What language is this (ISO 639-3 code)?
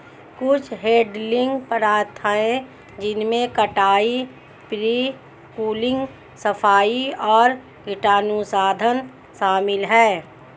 hin